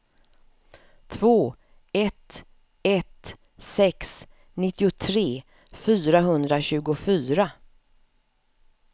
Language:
Swedish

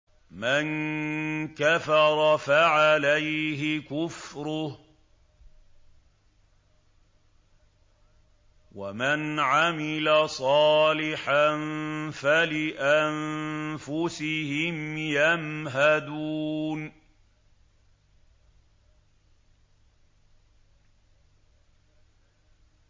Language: Arabic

